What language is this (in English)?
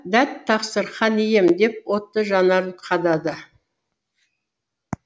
Kazakh